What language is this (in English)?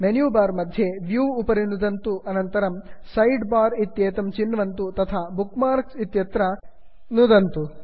Sanskrit